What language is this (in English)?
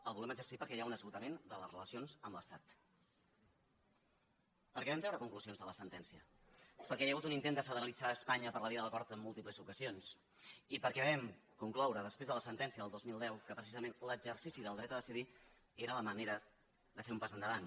Catalan